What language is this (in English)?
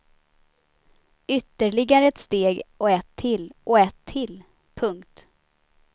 Swedish